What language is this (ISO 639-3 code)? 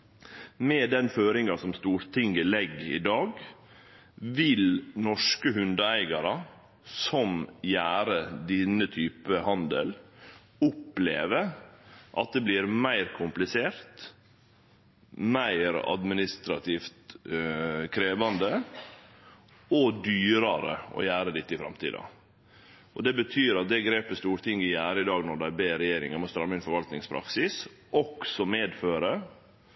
nno